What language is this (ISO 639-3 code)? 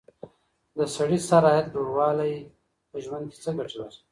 pus